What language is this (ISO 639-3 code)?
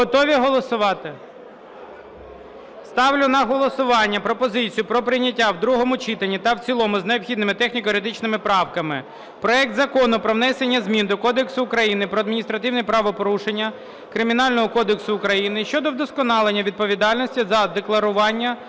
ukr